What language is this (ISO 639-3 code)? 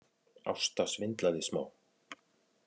isl